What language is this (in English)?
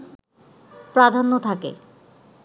Bangla